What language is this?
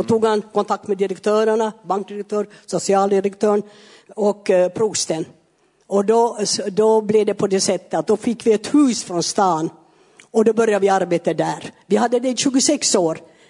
Swedish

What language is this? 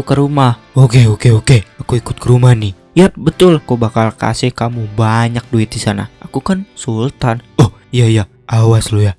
Indonesian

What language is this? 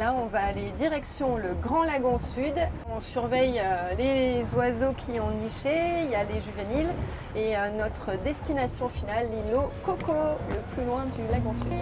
French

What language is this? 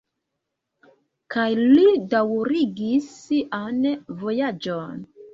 Esperanto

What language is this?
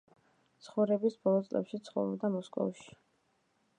Georgian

